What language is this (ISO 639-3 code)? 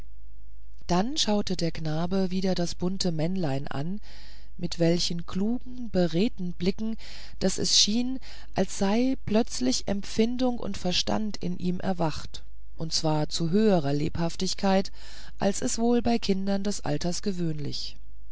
deu